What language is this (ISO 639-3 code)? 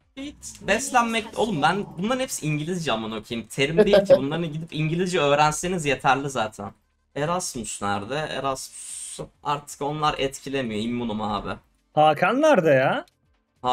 tur